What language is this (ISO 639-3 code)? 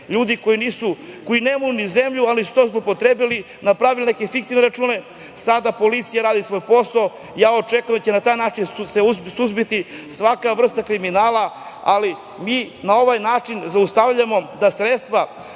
srp